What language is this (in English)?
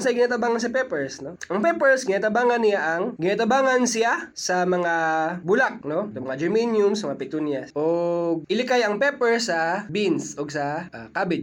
Filipino